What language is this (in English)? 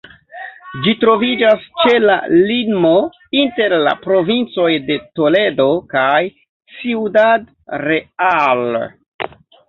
Esperanto